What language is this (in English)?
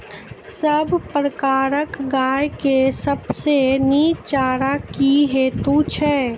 Maithili